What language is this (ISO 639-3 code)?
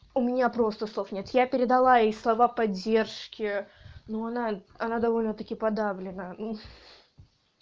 rus